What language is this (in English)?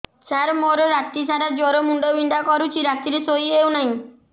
Odia